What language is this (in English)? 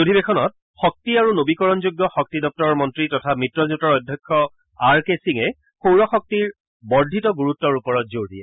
Assamese